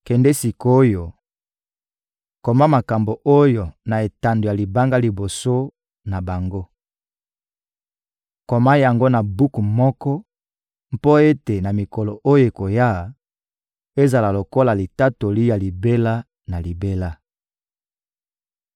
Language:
Lingala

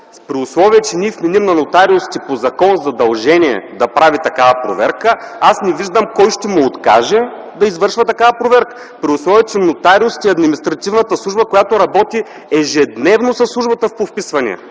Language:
Bulgarian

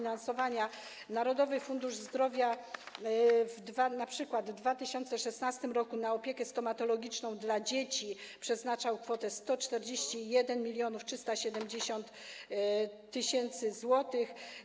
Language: Polish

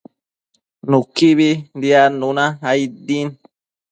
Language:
Matsés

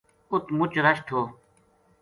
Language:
Gujari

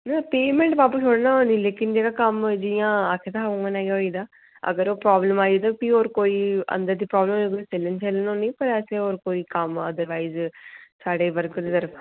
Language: Dogri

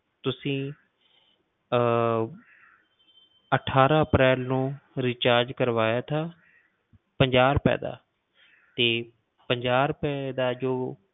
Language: Punjabi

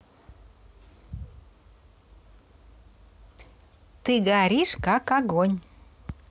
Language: Russian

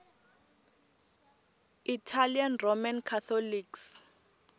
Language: Tsonga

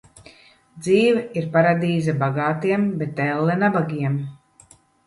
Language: Latvian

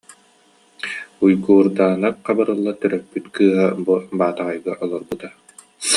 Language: Yakut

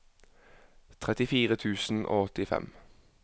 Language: Norwegian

